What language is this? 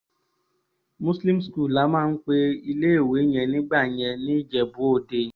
Yoruba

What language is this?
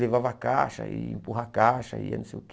Portuguese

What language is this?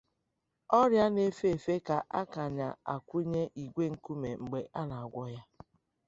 Igbo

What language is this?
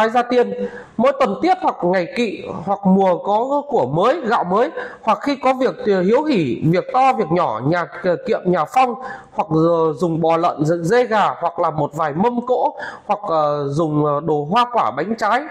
Vietnamese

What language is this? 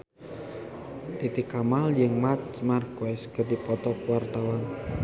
Sundanese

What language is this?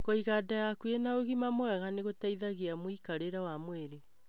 Kikuyu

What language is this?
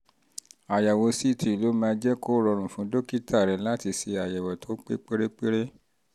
Yoruba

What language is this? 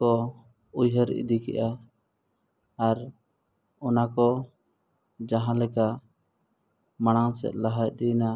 Santali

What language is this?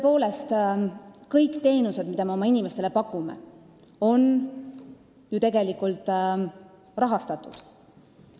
Estonian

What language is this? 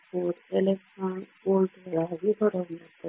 Kannada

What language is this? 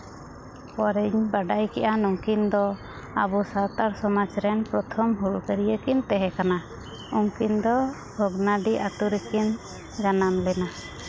Santali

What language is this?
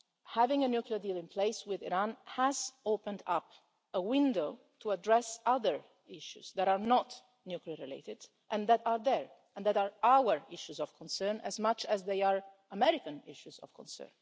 English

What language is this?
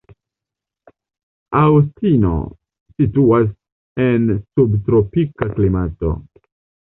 Esperanto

